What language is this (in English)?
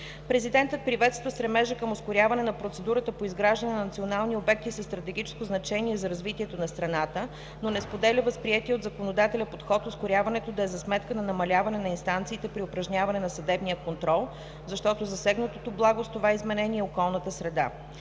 Bulgarian